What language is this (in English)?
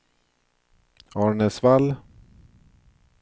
Swedish